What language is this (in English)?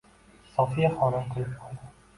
Uzbek